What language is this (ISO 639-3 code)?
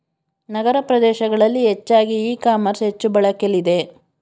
kan